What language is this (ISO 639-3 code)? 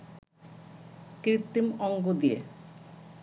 ben